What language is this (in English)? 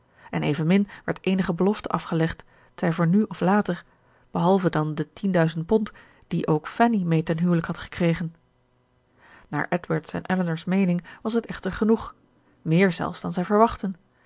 Dutch